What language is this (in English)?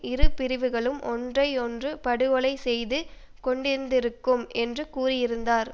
Tamil